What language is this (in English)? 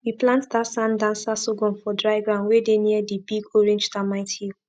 Nigerian Pidgin